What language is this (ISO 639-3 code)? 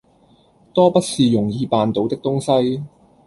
yue